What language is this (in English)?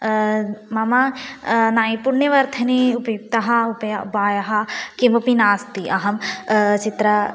Sanskrit